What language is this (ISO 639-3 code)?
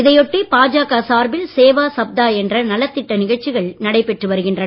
tam